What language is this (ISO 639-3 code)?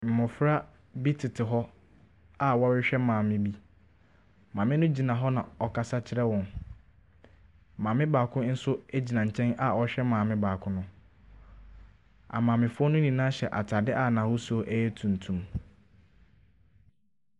aka